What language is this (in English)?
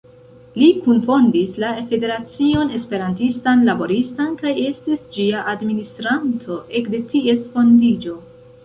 Esperanto